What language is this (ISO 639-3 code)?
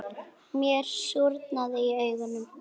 isl